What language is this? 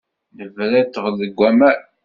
Kabyle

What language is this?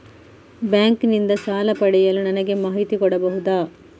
Kannada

